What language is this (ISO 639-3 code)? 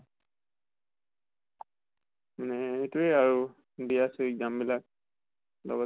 asm